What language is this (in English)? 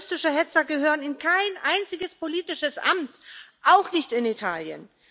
German